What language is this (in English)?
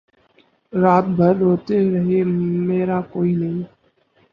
Urdu